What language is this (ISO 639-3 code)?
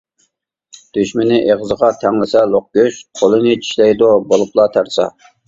uig